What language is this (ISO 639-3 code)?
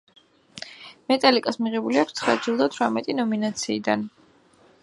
kat